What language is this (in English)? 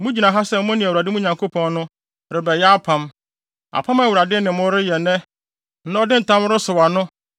Akan